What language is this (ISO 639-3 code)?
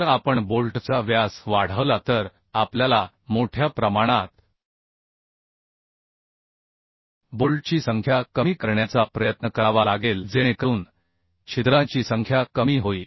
mar